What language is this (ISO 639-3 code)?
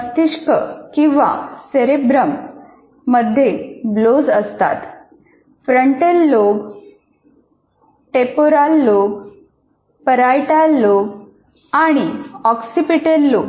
mar